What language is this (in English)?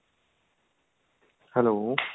Punjabi